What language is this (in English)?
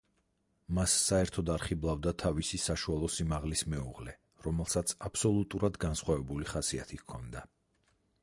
Georgian